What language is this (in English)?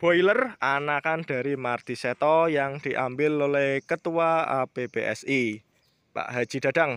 Indonesian